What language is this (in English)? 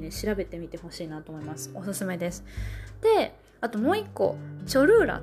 Japanese